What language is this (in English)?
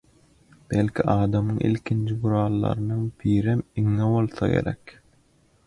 Turkmen